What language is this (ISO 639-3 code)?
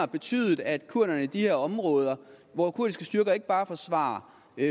dan